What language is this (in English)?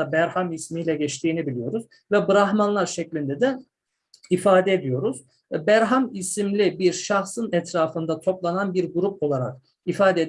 Turkish